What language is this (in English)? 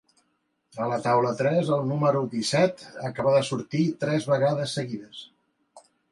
Catalan